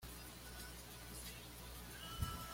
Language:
Spanish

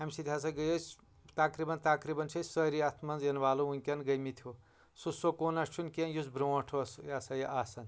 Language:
Kashmiri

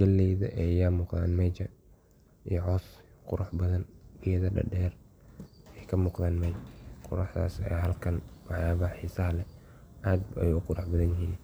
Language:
Somali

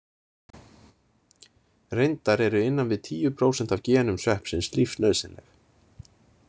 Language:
Icelandic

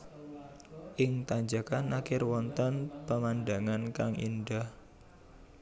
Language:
Javanese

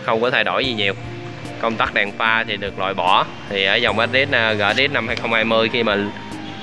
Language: Vietnamese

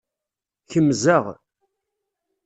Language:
Kabyle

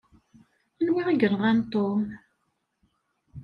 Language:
Kabyle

